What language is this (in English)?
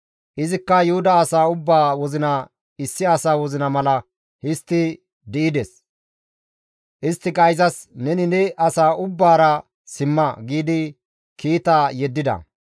Gamo